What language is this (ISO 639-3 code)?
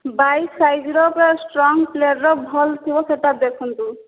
ori